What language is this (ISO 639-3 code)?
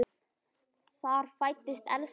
isl